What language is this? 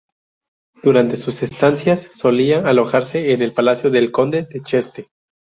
Spanish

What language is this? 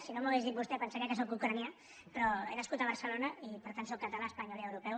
Catalan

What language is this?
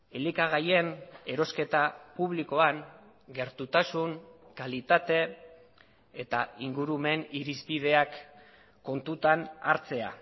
Basque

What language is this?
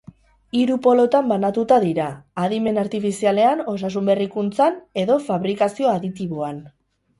Basque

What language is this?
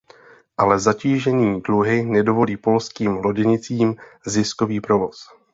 Czech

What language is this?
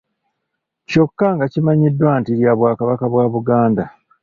Ganda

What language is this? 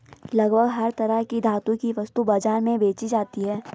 Hindi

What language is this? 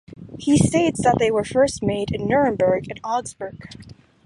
English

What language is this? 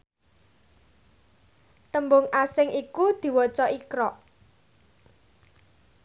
Javanese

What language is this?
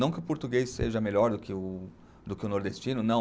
Portuguese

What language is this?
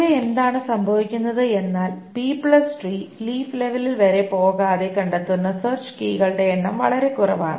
Malayalam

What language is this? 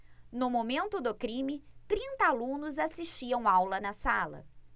Portuguese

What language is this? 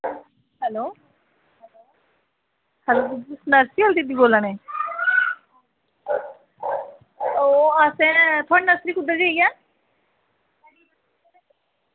Dogri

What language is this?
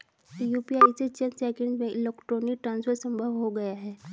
Hindi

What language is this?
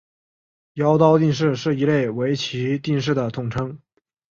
Chinese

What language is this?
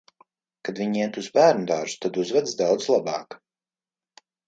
Latvian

